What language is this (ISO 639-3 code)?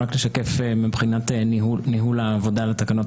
heb